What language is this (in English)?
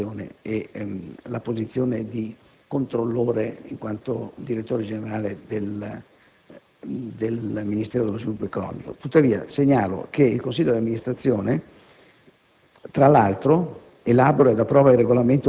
Italian